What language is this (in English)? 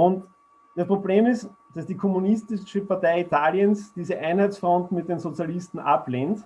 German